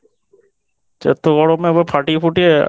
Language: Bangla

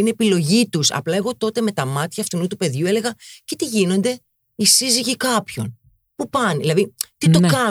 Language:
Greek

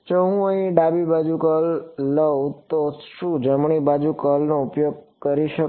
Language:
Gujarati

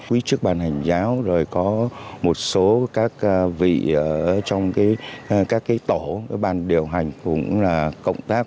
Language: Vietnamese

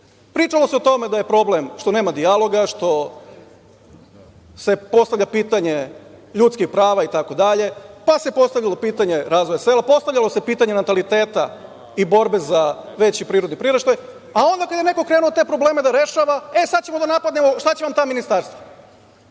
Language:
Serbian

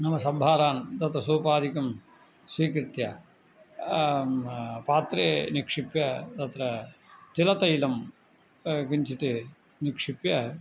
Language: Sanskrit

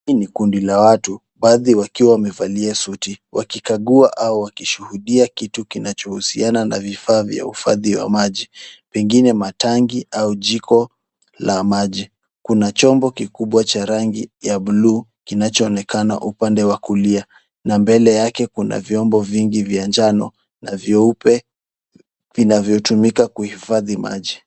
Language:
Swahili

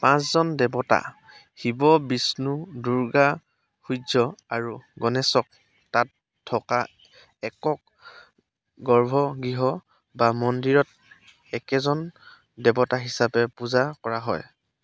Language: Assamese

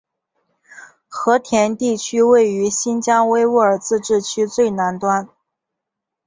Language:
Chinese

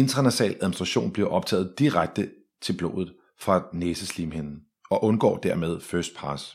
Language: Danish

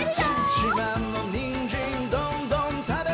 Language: Japanese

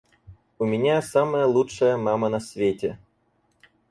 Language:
Russian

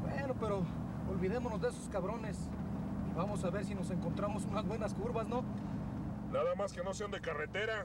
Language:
Spanish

